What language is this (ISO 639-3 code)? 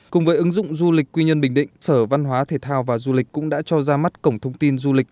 vie